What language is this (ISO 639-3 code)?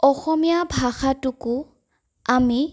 asm